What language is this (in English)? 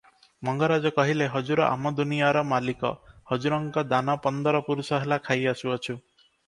Odia